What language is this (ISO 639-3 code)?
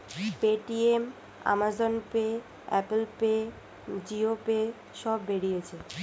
ben